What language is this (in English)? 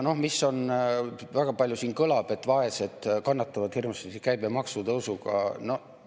Estonian